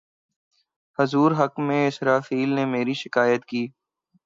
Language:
Urdu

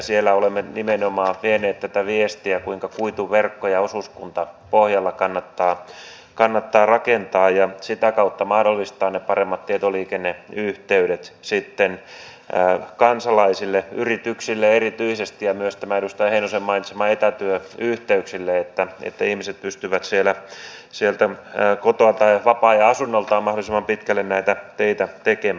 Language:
Finnish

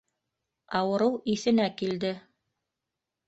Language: Bashkir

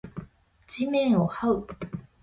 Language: Japanese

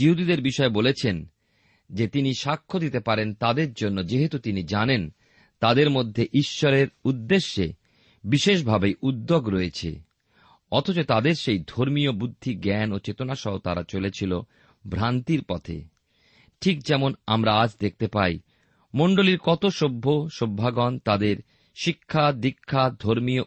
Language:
Bangla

